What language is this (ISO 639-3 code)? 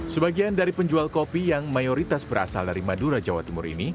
ind